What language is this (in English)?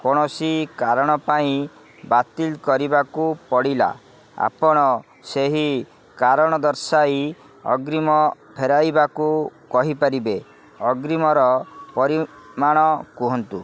Odia